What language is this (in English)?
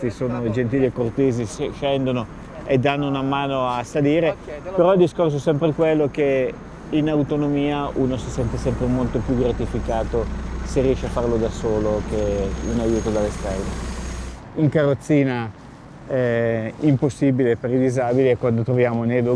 Italian